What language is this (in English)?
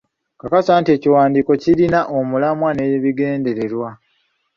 Ganda